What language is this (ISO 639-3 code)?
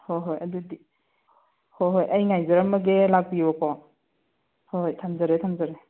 mni